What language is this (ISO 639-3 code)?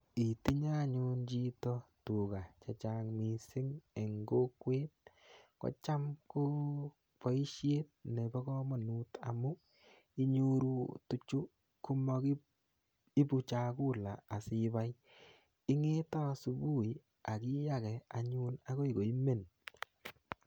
kln